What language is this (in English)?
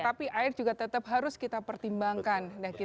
Indonesian